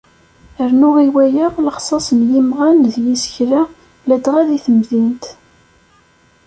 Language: Kabyle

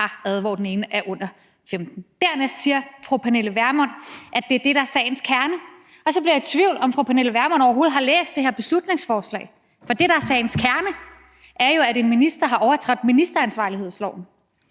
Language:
Danish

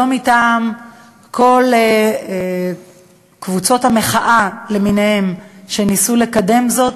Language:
Hebrew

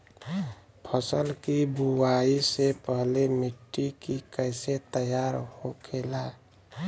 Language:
Bhojpuri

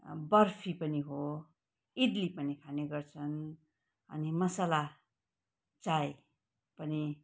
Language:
Nepali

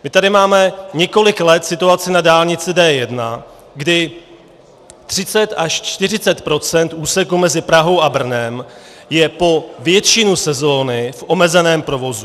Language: Czech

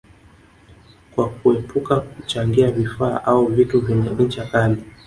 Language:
Swahili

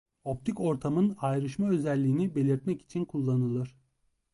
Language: Turkish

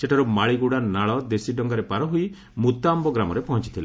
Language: Odia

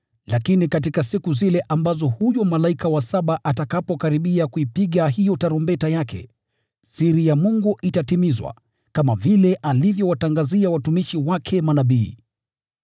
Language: Swahili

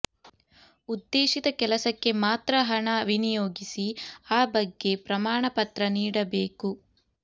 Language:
Kannada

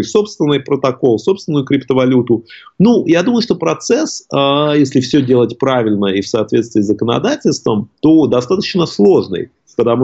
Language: Russian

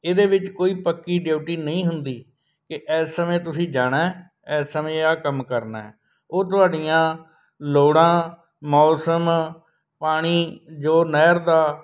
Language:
Punjabi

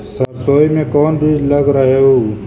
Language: Magahi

